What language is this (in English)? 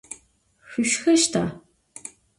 Adyghe